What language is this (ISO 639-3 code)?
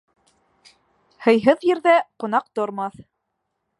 bak